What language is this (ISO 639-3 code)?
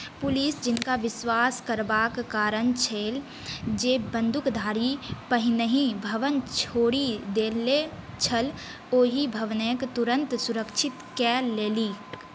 mai